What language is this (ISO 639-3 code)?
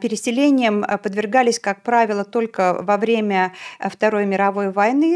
rus